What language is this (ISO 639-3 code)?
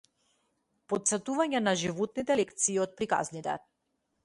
mkd